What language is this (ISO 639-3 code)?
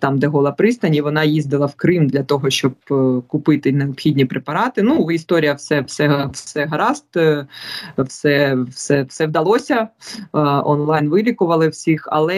ukr